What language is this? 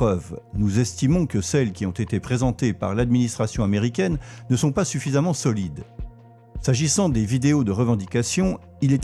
French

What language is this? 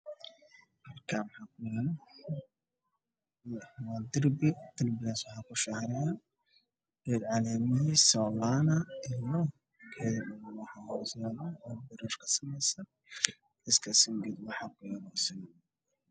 Somali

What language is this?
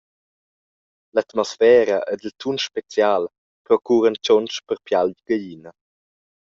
Romansh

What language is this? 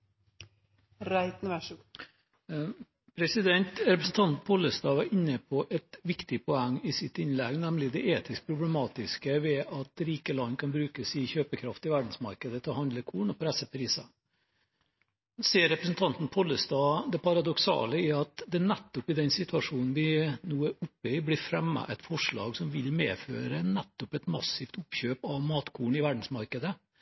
Norwegian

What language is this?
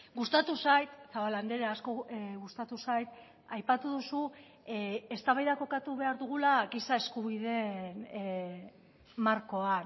Basque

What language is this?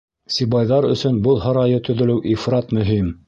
Bashkir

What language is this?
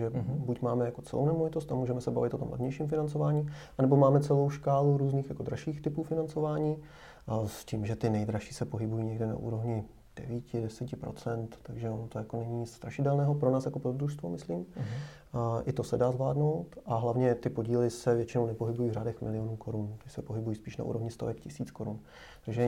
Czech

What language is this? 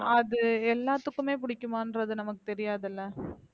Tamil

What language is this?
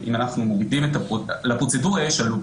Hebrew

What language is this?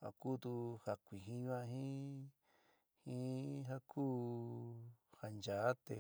San Miguel El Grande Mixtec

